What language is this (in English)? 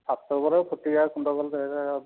Odia